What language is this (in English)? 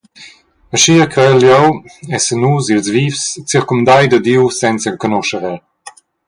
Romansh